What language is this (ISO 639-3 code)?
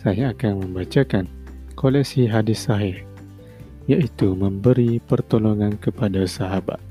msa